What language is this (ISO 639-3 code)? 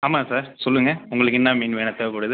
tam